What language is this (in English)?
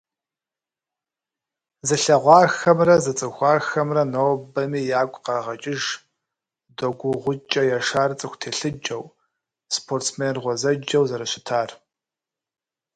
Kabardian